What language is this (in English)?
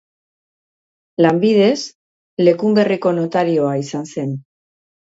Basque